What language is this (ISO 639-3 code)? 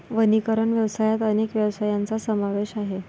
mar